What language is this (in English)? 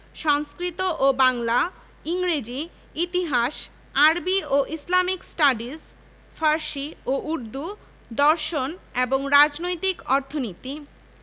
Bangla